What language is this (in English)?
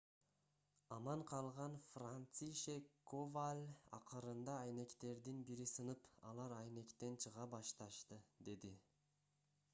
Kyrgyz